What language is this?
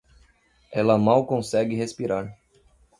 Portuguese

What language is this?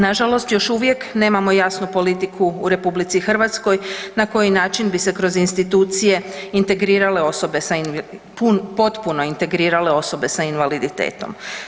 Croatian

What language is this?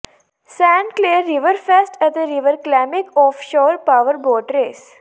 Punjabi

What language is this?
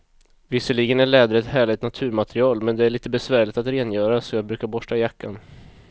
Swedish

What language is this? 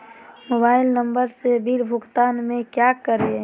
Magahi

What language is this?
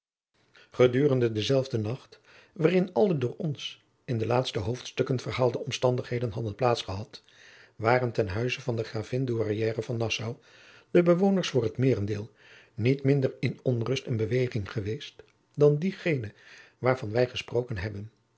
Dutch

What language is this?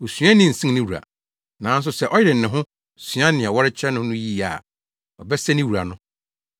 Akan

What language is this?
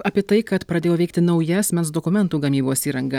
Lithuanian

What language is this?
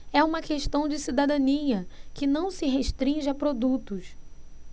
Portuguese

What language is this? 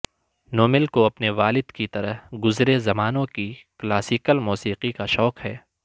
Urdu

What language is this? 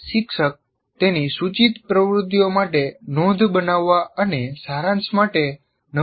Gujarati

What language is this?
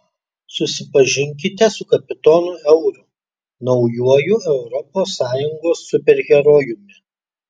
Lithuanian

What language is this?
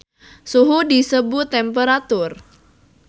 Sundanese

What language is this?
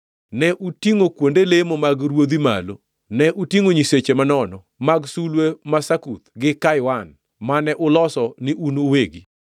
Luo (Kenya and Tanzania)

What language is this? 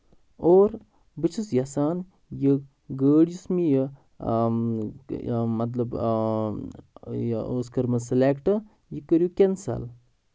Kashmiri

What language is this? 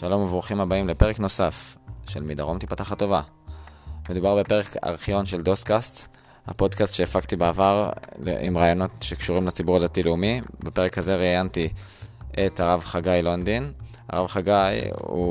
Hebrew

